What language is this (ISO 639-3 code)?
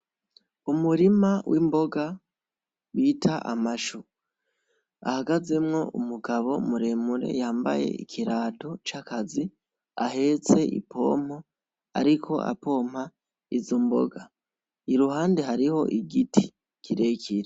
run